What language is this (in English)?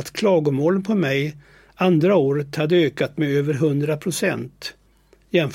Swedish